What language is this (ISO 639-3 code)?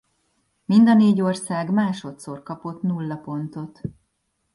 hun